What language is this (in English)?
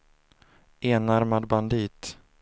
Swedish